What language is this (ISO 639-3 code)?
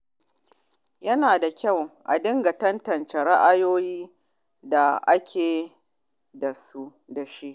hau